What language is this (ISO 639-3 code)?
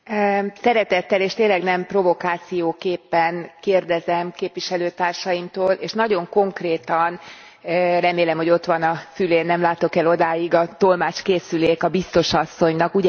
hun